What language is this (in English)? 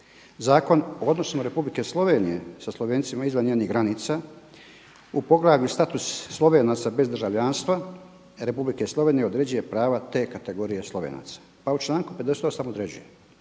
Croatian